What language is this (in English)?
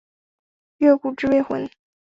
Chinese